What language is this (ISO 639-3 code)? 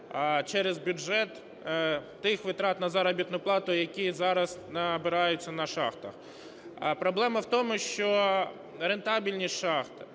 ukr